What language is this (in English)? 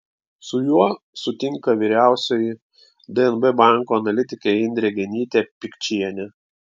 Lithuanian